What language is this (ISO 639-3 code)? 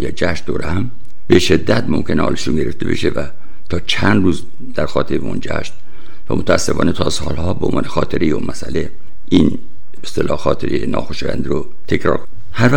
fas